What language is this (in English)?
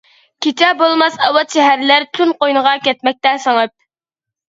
Uyghur